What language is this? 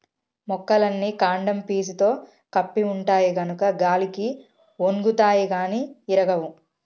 Telugu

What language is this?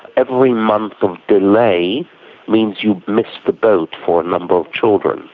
English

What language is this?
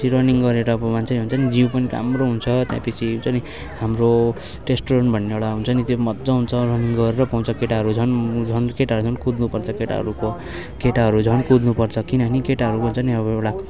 Nepali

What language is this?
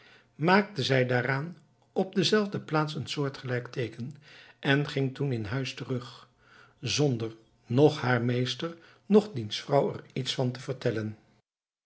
Dutch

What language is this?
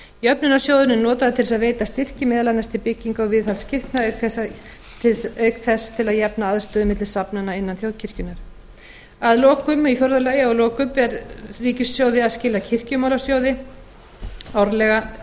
Icelandic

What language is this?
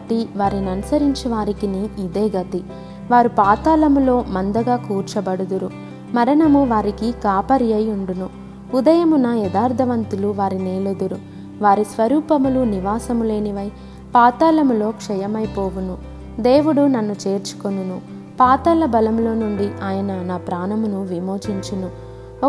Telugu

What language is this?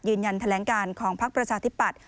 Thai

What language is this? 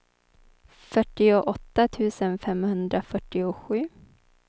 Swedish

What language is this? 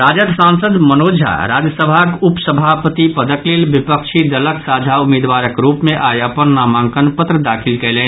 Maithili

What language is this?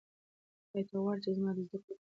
Pashto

